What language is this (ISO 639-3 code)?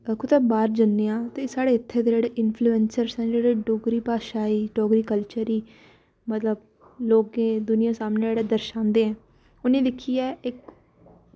doi